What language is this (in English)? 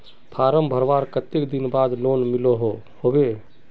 Magahi